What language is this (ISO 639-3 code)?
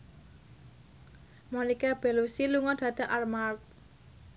jav